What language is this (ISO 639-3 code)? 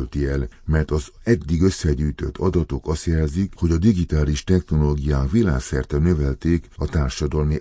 hun